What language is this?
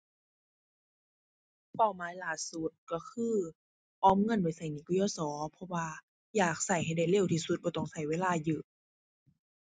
Thai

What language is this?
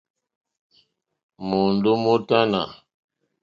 Mokpwe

